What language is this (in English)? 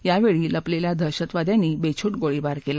Marathi